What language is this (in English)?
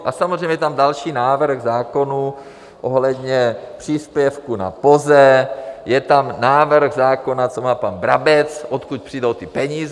Czech